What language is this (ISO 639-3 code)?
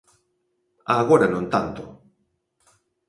glg